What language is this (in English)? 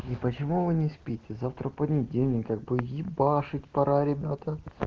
Russian